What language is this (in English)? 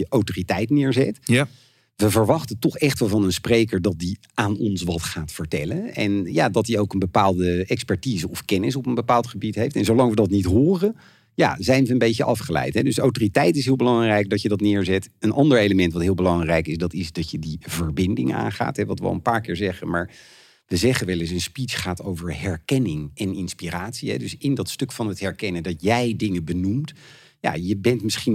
Dutch